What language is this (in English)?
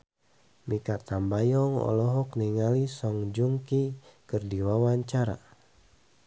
Sundanese